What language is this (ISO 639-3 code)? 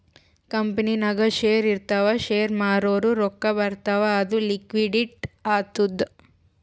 kan